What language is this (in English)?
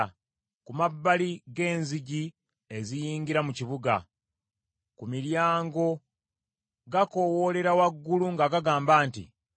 Ganda